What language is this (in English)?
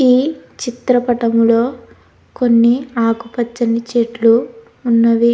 Telugu